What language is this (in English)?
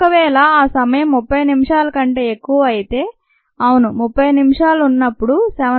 Telugu